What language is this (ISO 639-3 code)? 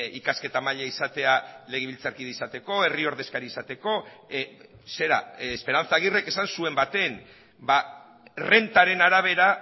eus